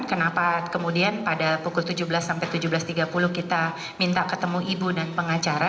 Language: Indonesian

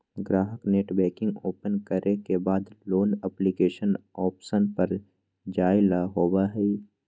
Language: Magahi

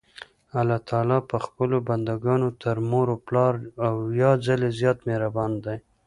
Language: Pashto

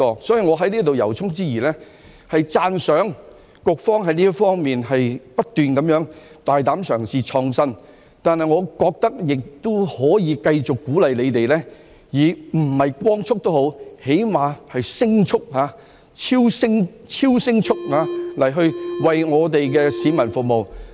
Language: Cantonese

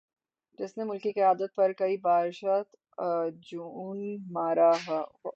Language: Urdu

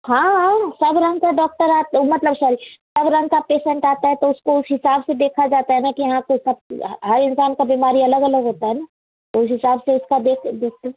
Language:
Hindi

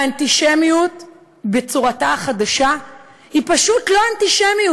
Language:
Hebrew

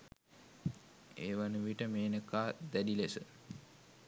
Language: Sinhala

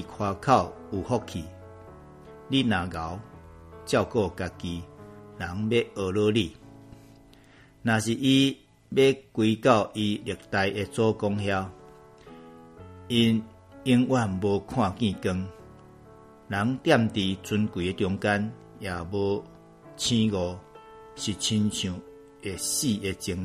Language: Chinese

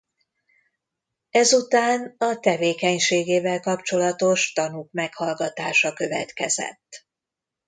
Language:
Hungarian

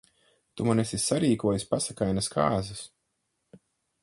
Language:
Latvian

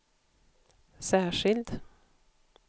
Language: Swedish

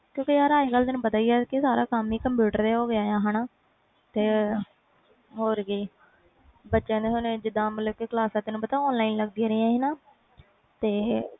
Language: Punjabi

